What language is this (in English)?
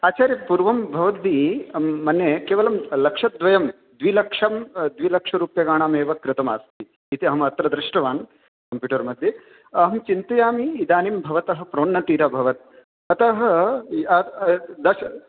Sanskrit